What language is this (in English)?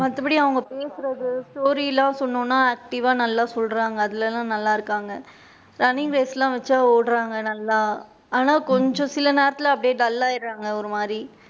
Tamil